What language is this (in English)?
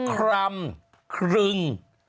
Thai